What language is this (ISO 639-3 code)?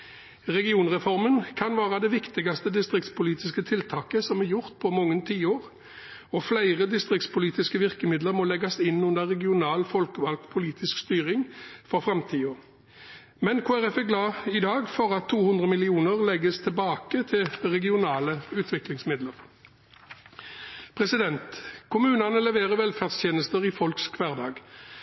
nob